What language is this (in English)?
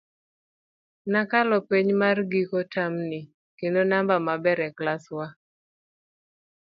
Luo (Kenya and Tanzania)